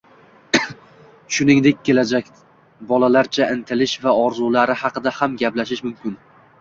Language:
Uzbek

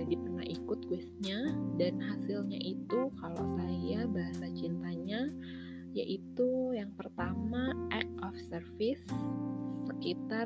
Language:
Indonesian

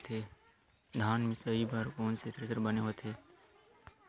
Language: Chhattisgarhi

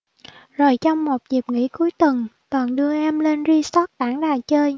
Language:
Vietnamese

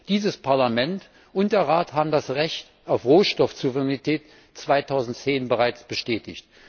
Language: German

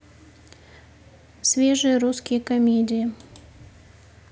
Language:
Russian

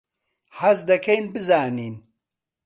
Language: Central Kurdish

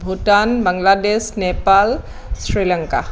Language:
Assamese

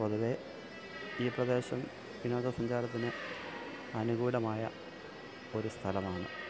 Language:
Malayalam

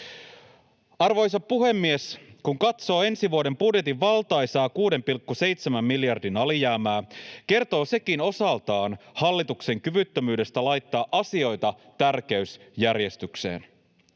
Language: Finnish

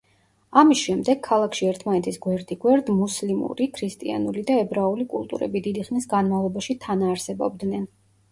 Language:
Georgian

